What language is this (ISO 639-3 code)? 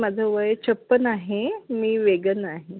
mar